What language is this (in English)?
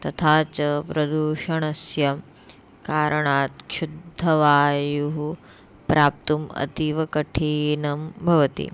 Sanskrit